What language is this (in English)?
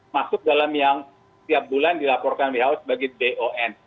Indonesian